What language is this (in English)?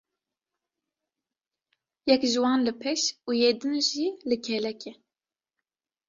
Kurdish